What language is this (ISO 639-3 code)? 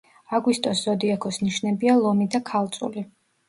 kat